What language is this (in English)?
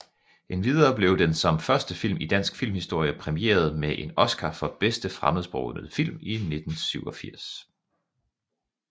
Danish